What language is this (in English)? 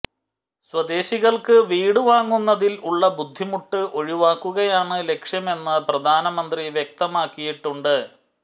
Malayalam